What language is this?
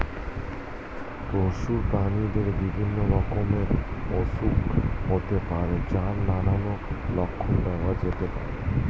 Bangla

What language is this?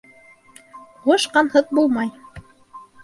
Bashkir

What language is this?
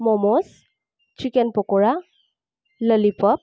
Assamese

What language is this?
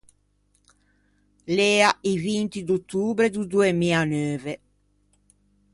Ligurian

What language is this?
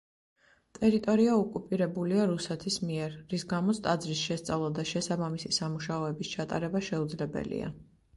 Georgian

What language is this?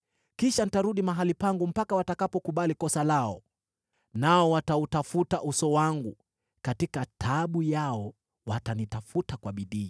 Swahili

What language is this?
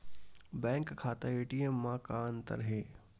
Chhattisgarhi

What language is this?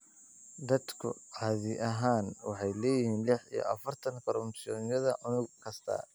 Somali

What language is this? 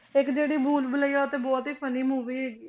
Punjabi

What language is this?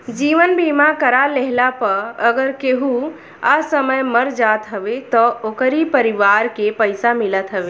Bhojpuri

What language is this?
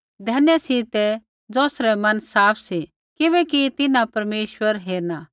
Kullu Pahari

